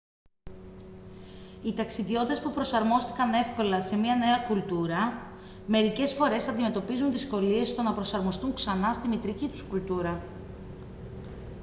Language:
Greek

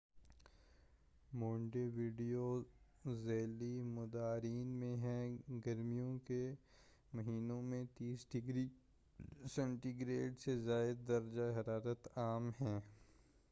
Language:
Urdu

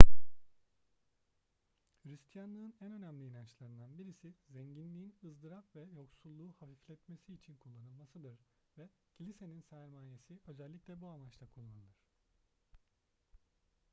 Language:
Turkish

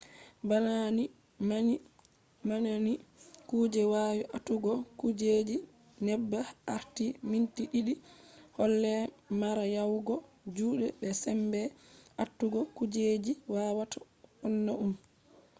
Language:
Fula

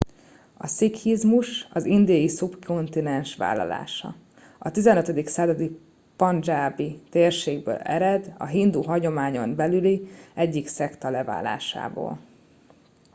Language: Hungarian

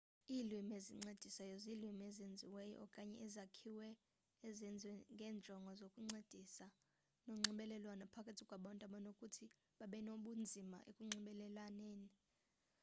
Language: Xhosa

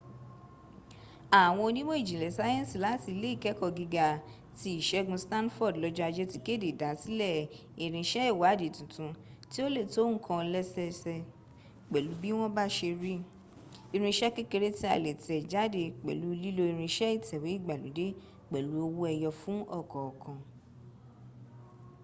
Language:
Yoruba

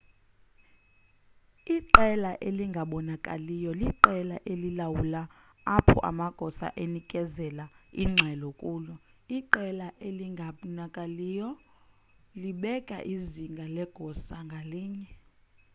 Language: Xhosa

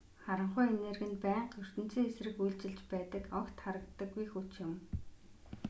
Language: Mongolian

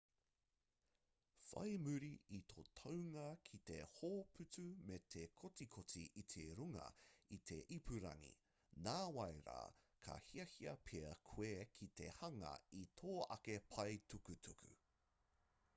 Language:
Māori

